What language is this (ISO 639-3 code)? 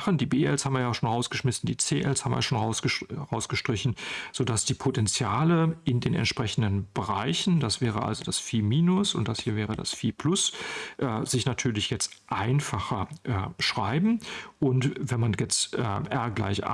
deu